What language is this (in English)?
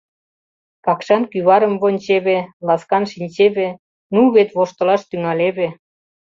Mari